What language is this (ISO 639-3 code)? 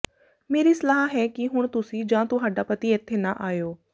pan